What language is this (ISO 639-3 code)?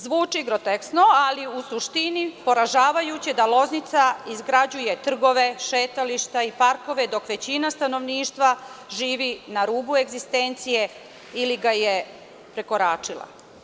srp